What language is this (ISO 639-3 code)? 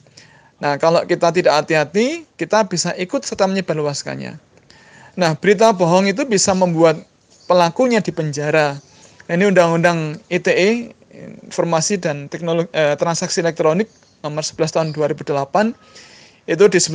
ind